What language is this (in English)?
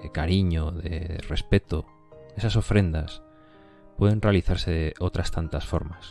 Spanish